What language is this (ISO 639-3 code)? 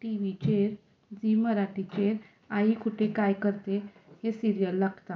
kok